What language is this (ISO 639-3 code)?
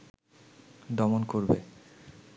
ben